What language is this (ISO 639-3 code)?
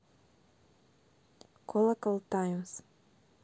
rus